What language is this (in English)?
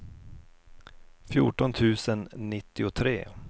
Swedish